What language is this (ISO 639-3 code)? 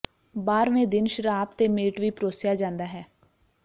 pan